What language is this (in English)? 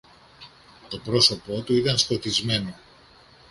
Greek